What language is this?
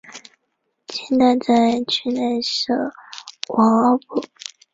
Chinese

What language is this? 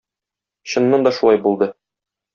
Tatar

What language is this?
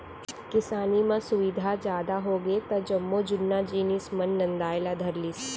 Chhattisgarhi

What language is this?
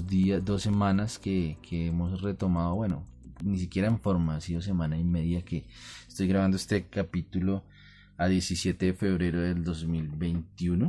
Spanish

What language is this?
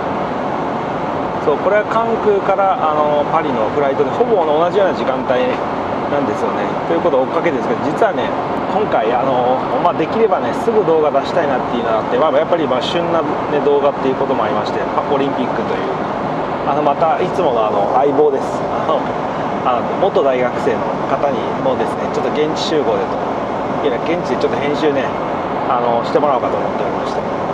Japanese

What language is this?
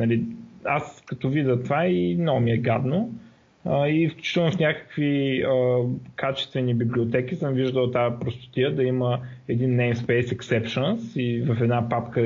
Bulgarian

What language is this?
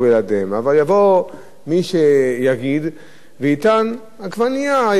Hebrew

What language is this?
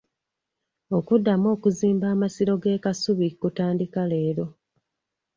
Ganda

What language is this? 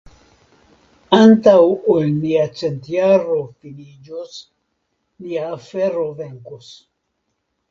Esperanto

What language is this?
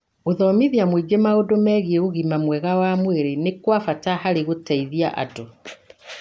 Kikuyu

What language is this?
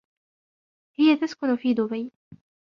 Arabic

